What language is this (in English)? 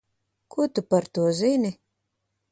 Latvian